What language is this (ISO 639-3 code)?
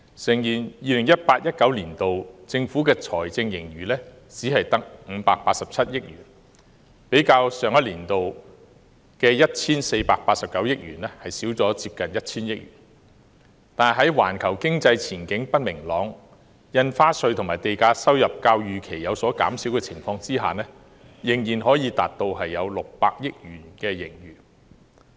yue